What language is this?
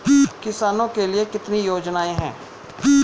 Hindi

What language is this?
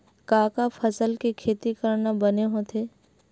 Chhattisgarhi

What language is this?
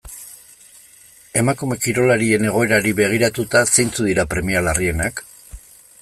Basque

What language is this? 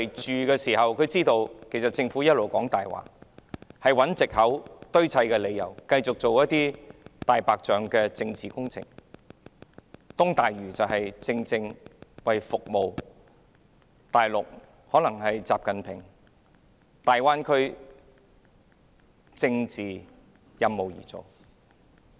Cantonese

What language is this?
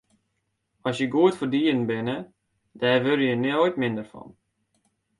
Western Frisian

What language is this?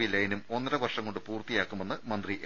Malayalam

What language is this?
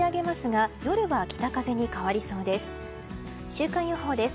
Japanese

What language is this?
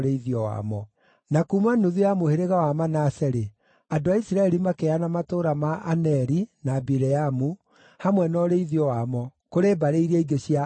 Kikuyu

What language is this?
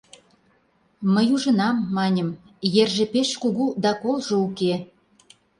Mari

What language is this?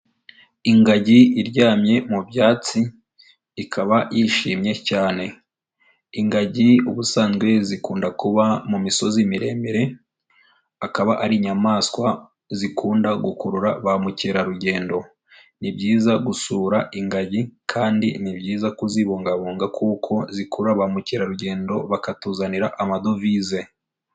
Kinyarwanda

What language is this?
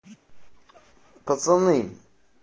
Russian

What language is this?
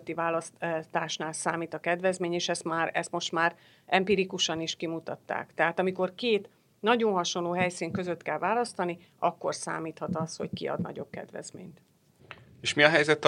Hungarian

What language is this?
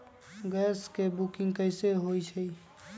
Magahi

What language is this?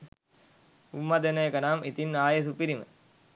Sinhala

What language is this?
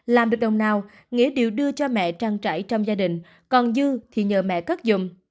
Vietnamese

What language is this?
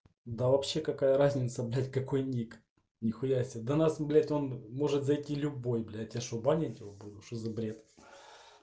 Russian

